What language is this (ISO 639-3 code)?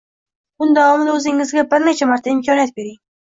uzb